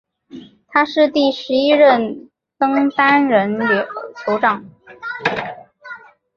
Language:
Chinese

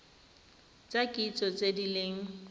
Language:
Tswana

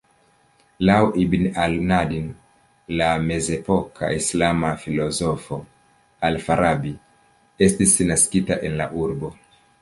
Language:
Esperanto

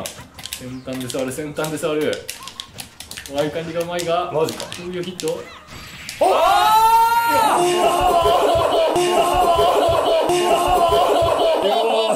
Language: Japanese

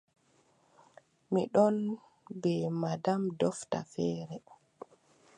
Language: Adamawa Fulfulde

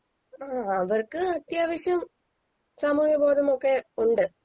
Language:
Malayalam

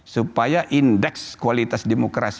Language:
Indonesian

